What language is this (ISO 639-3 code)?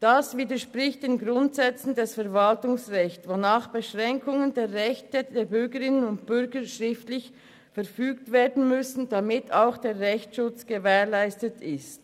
gsw